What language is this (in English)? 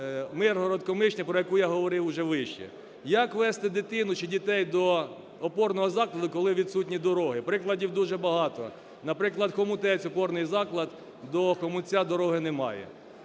Ukrainian